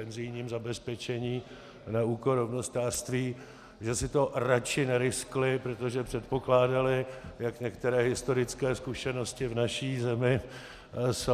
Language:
Czech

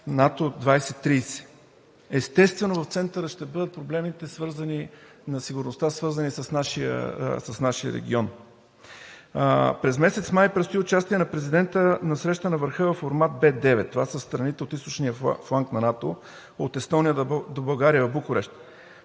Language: Bulgarian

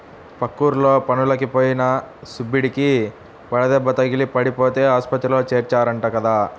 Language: Telugu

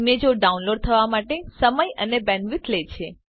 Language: Gujarati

